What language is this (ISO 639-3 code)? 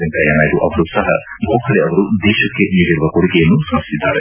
kan